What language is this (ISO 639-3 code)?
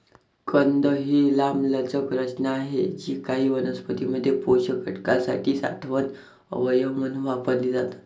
mar